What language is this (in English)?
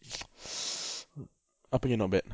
English